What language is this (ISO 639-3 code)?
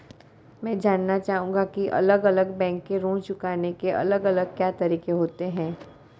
hin